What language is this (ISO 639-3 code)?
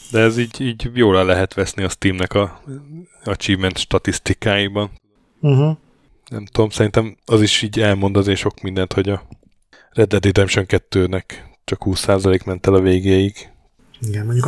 hun